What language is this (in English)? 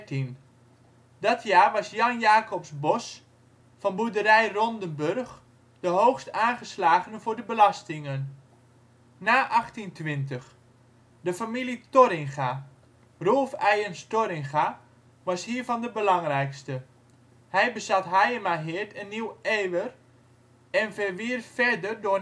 Dutch